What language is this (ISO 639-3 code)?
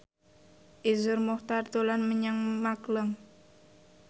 jav